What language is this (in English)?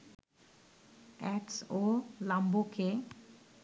Bangla